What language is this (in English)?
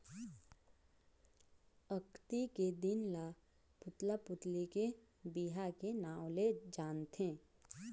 Chhattisgarhi